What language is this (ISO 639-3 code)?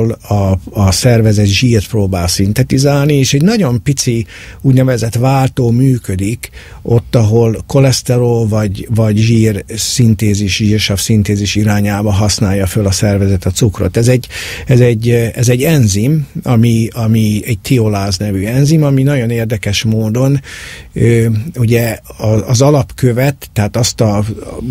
hun